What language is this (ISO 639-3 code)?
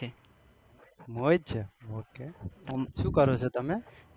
guj